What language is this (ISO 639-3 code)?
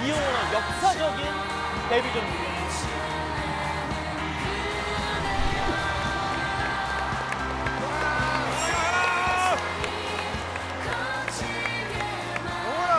kor